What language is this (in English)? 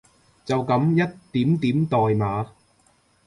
Cantonese